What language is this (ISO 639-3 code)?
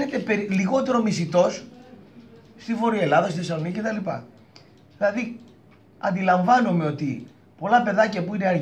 ell